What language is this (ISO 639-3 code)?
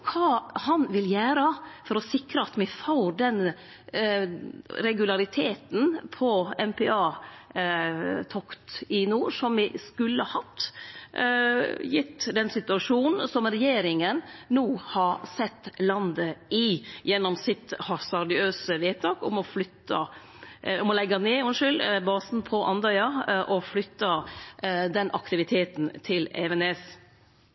nno